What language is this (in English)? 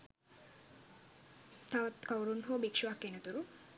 Sinhala